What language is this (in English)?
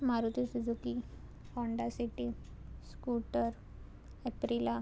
Konkani